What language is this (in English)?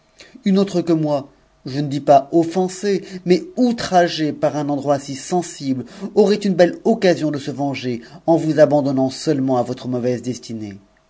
French